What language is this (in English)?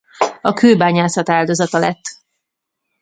Hungarian